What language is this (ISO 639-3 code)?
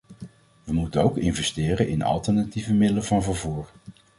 nld